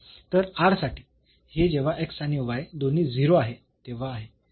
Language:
Marathi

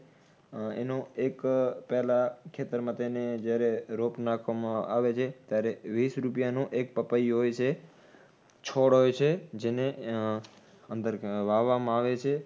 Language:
Gujarati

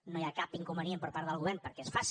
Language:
Catalan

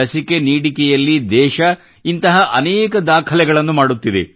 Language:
Kannada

